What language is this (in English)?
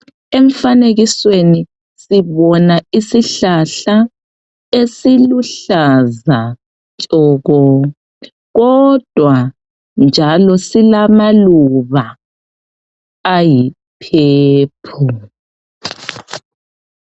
North Ndebele